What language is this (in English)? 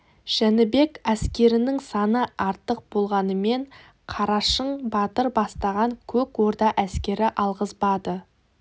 Kazakh